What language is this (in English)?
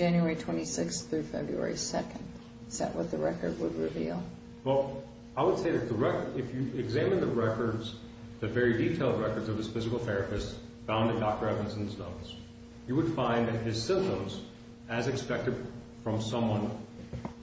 English